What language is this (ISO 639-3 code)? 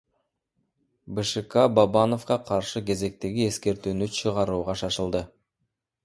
kir